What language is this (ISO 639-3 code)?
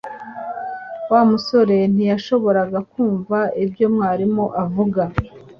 kin